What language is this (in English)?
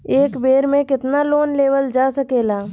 Bhojpuri